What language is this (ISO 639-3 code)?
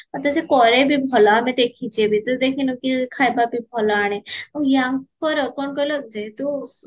ori